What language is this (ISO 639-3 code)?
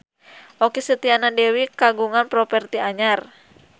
sun